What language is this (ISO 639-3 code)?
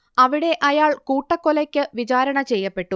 mal